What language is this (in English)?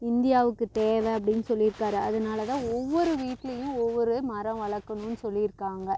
Tamil